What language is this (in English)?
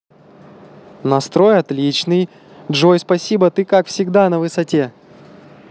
Russian